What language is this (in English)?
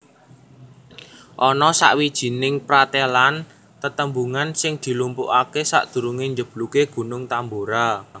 Javanese